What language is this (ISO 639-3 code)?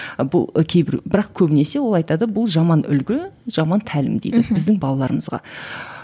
kaz